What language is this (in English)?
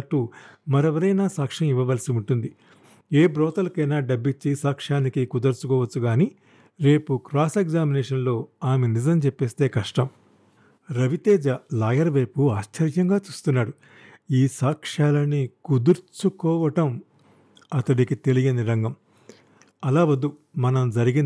Telugu